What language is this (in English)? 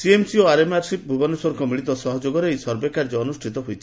Odia